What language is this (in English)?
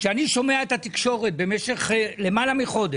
Hebrew